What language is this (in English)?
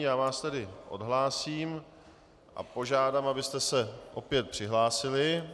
Czech